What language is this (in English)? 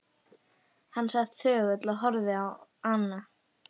Icelandic